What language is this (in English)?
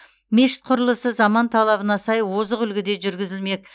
Kazakh